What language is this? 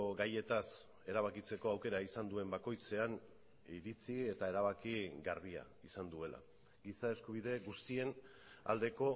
Basque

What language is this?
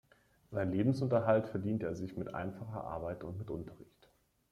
German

